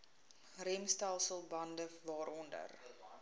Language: Afrikaans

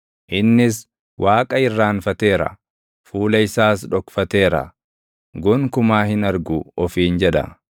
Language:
Oromo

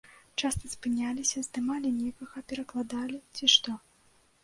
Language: Belarusian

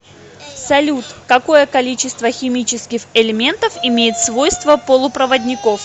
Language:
Russian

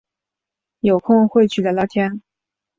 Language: Chinese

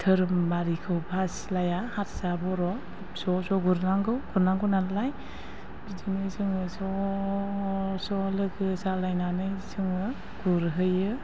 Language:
Bodo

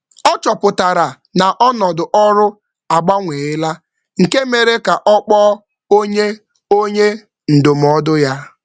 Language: Igbo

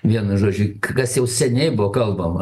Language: Lithuanian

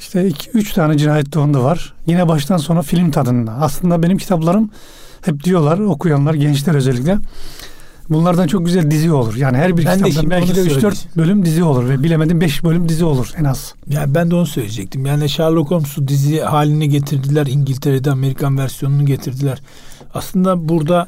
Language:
Turkish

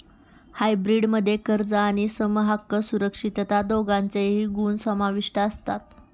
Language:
Marathi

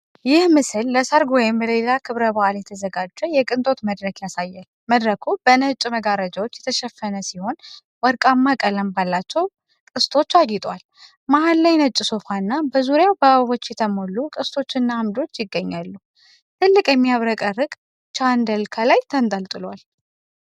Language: Amharic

